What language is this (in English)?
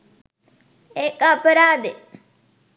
Sinhala